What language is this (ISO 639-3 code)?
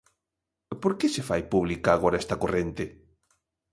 glg